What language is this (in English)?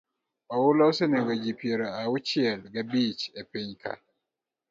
Luo (Kenya and Tanzania)